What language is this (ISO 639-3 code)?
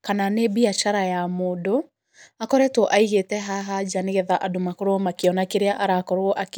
kik